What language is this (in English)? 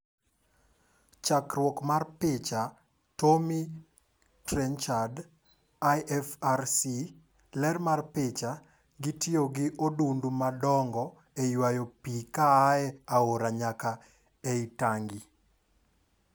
Luo (Kenya and Tanzania)